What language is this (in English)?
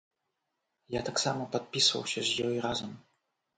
Belarusian